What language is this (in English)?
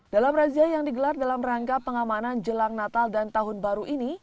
Indonesian